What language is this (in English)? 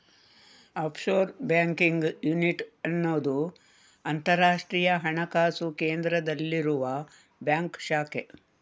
Kannada